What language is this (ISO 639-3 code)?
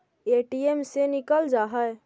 mag